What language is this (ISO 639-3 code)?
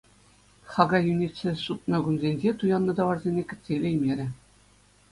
chv